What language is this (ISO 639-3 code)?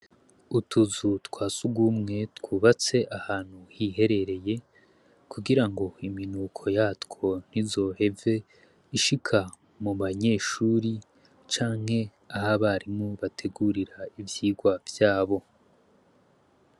run